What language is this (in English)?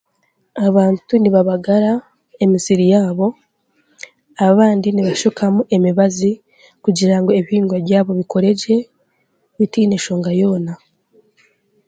Chiga